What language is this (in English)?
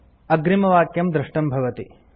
Sanskrit